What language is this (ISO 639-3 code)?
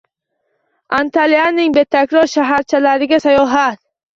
uzb